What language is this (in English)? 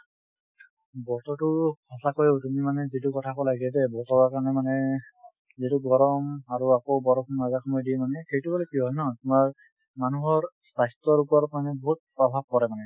Assamese